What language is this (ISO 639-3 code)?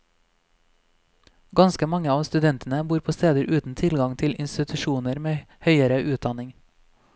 nor